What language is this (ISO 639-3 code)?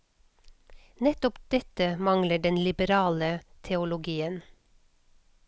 nor